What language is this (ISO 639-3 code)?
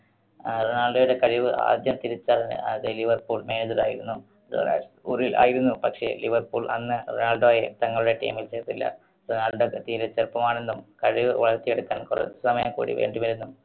mal